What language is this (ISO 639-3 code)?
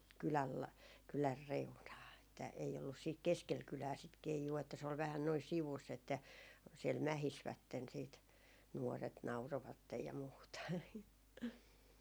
fin